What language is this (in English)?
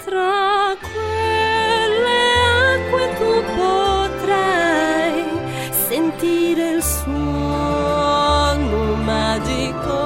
Italian